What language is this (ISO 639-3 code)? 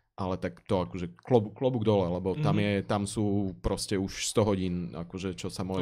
slk